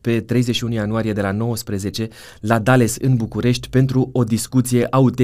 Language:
Romanian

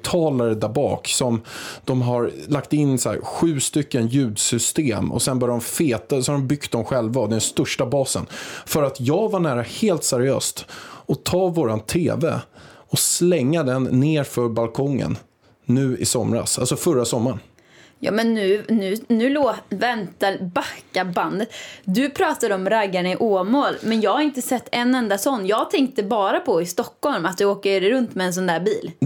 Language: Swedish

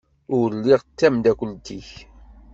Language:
Kabyle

